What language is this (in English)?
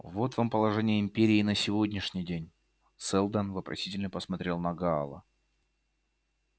Russian